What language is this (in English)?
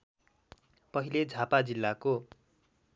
Nepali